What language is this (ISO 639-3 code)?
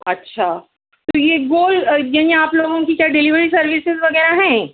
urd